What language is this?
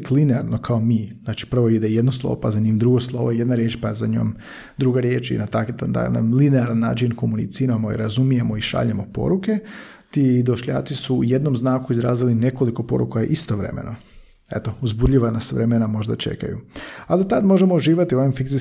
Croatian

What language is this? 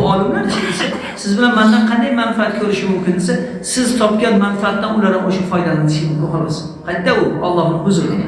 Turkish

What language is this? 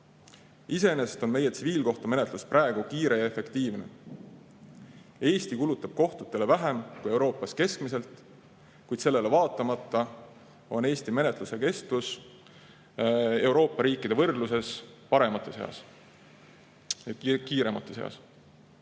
Estonian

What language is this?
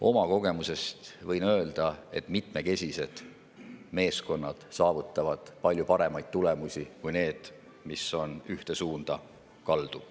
Estonian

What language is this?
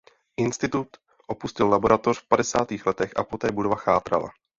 Czech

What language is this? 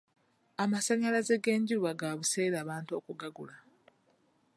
Ganda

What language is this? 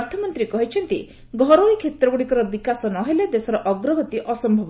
Odia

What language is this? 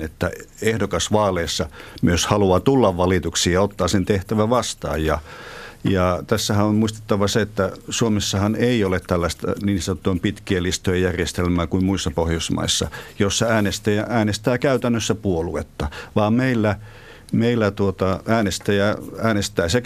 Finnish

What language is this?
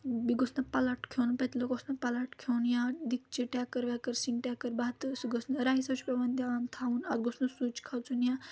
Kashmiri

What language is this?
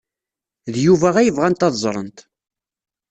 Kabyle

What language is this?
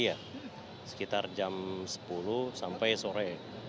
Indonesian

